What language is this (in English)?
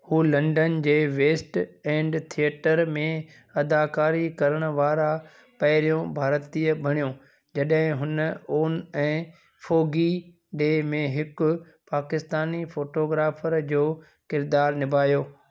Sindhi